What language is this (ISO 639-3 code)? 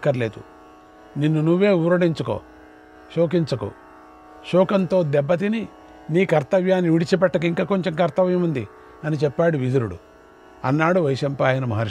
tel